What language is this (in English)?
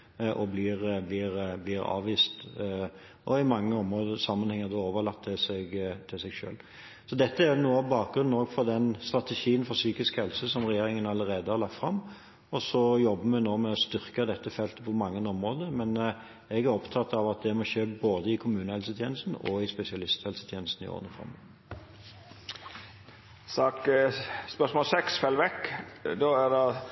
Norwegian Bokmål